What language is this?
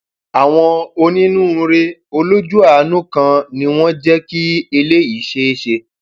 Yoruba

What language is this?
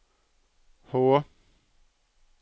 Norwegian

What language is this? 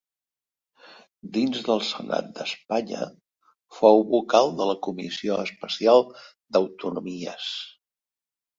Catalan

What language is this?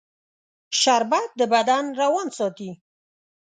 Pashto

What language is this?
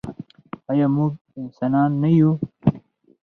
Pashto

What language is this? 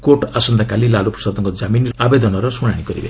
Odia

